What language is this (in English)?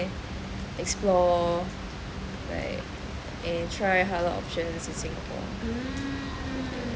English